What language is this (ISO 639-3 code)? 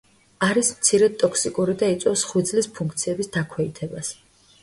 kat